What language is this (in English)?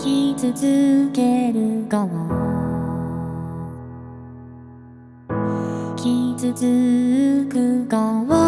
Japanese